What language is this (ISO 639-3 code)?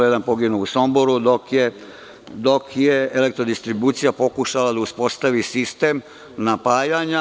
srp